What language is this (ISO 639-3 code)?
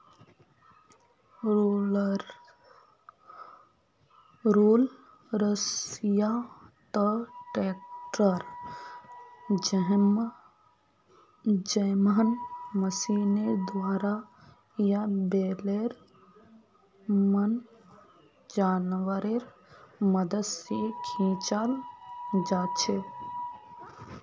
mag